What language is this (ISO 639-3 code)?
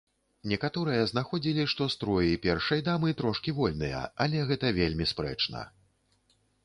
bel